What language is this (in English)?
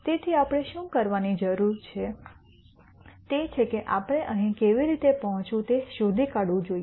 Gujarati